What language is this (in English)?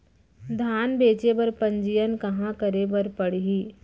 Chhattisgarhi